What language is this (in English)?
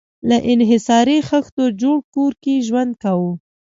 Pashto